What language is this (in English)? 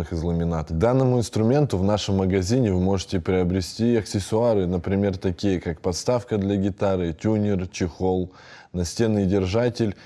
Russian